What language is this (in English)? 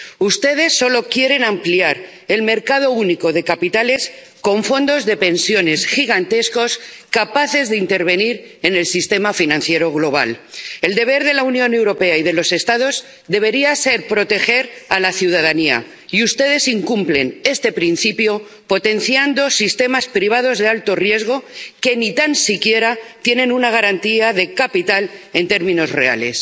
Spanish